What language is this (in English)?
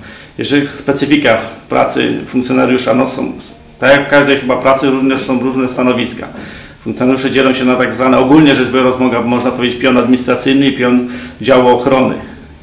Polish